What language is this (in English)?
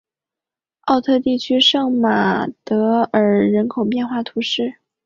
Chinese